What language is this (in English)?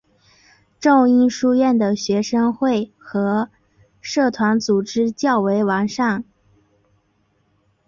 Chinese